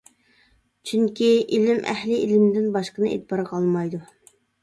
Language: Uyghur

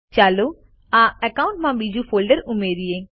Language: Gujarati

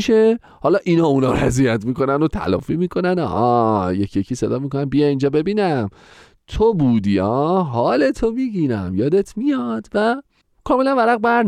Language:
Persian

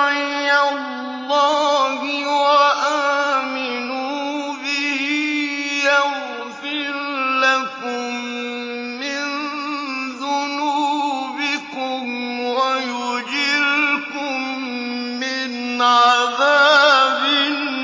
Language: Arabic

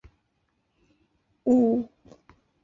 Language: Chinese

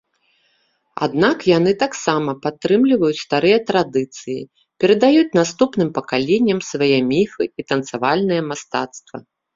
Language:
Belarusian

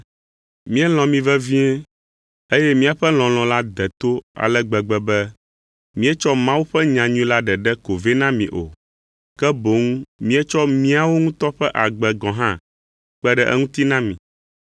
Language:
Ewe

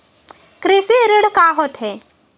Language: Chhattisgarhi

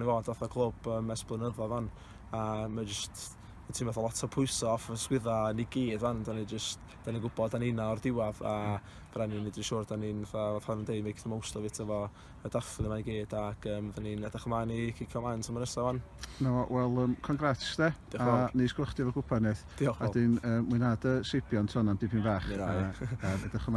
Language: Dutch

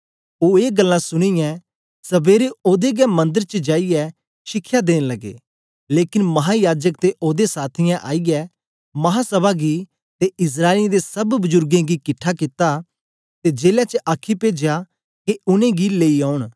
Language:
Dogri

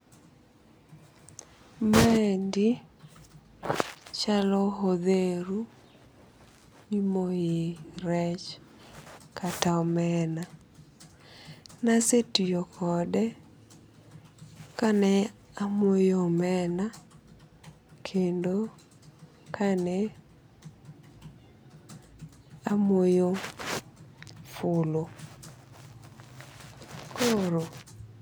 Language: Luo (Kenya and Tanzania)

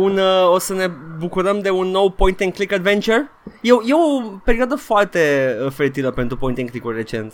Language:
Romanian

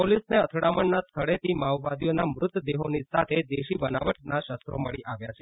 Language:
Gujarati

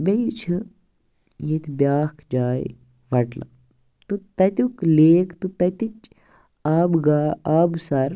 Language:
Kashmiri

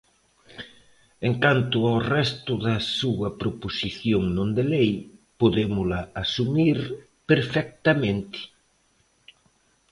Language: Galician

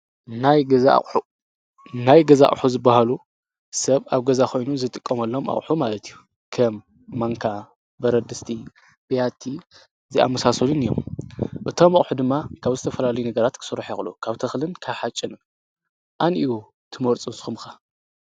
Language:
Tigrinya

